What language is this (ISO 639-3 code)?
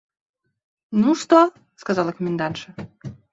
rus